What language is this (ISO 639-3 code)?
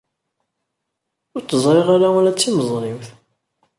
kab